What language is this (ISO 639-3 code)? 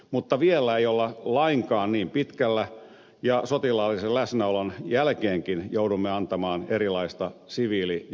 fin